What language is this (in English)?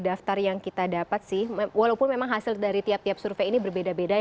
Indonesian